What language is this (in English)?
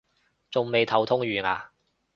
Cantonese